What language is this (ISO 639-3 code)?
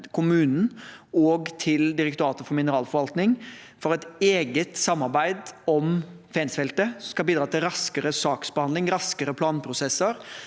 nor